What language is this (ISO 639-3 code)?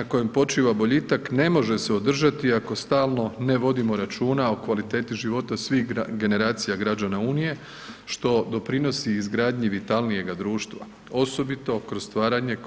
hrv